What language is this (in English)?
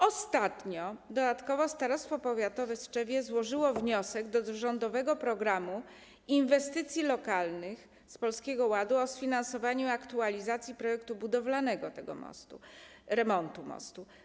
Polish